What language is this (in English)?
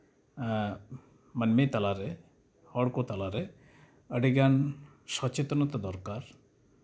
Santali